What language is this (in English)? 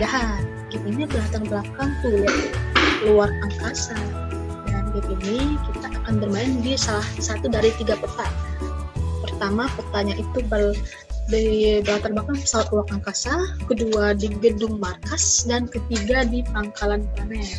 Indonesian